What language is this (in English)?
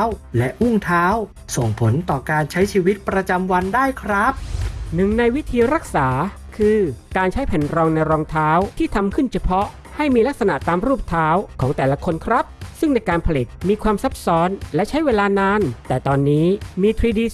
Thai